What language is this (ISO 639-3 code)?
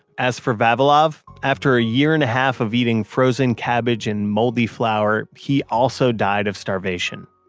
eng